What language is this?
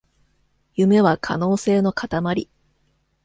Japanese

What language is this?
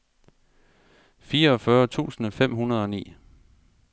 Danish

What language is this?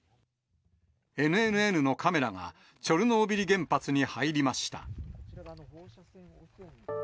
Japanese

